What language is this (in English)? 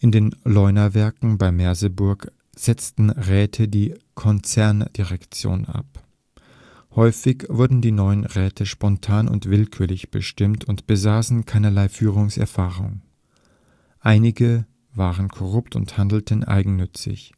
German